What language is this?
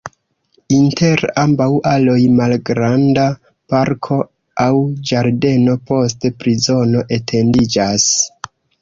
Esperanto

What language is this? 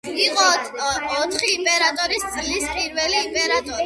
Georgian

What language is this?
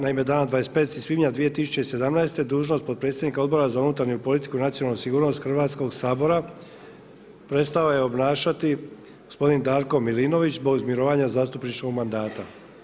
Croatian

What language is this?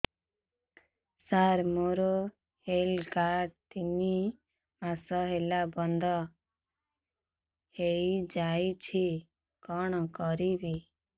Odia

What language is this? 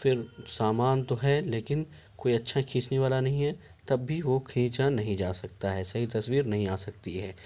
Urdu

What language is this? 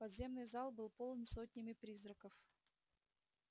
Russian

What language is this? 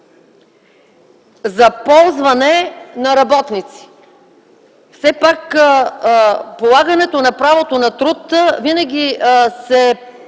Bulgarian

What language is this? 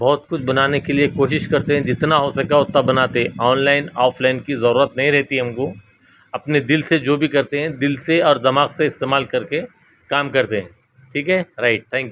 Urdu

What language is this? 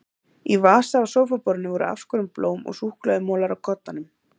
Icelandic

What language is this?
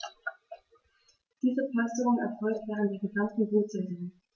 German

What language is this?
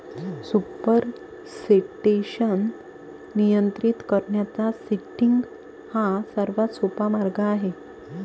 Marathi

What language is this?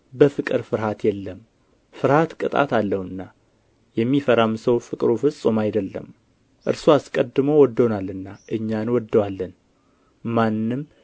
Amharic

